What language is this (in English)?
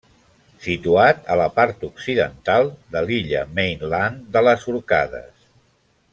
Catalan